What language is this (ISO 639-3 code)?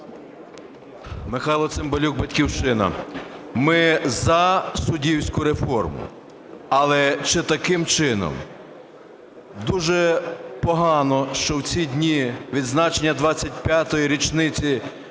ukr